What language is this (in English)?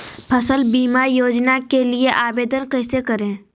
Magahi